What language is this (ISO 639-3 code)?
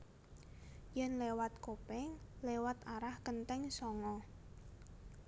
jav